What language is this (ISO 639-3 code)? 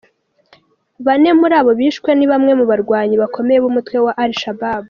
kin